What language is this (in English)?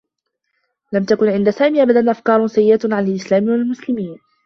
Arabic